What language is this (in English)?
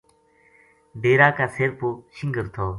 Gujari